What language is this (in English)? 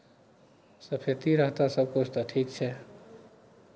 Maithili